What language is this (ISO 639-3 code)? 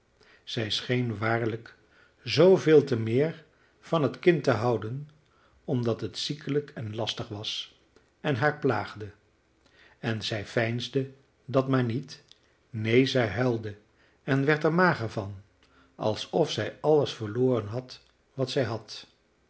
nld